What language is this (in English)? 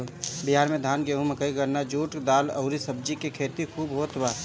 Bhojpuri